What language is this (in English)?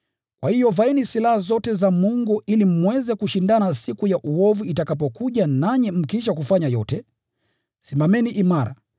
Swahili